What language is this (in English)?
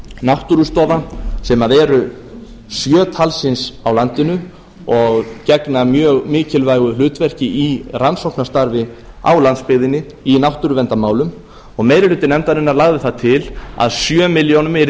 Icelandic